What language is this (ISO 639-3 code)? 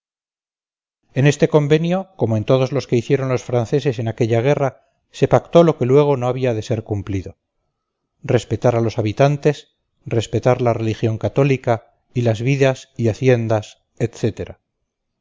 spa